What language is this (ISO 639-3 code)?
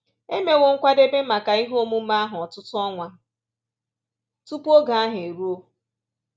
ibo